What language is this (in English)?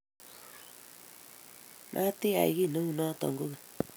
Kalenjin